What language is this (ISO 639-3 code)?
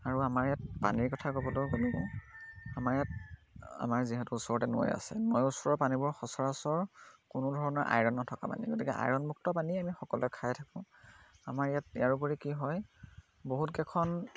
asm